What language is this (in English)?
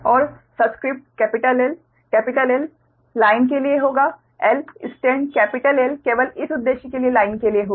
Hindi